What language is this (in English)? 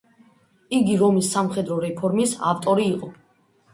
Georgian